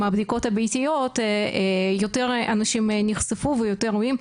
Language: Hebrew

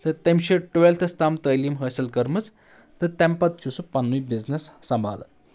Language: Kashmiri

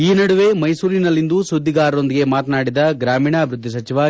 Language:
Kannada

